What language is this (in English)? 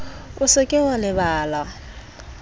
Southern Sotho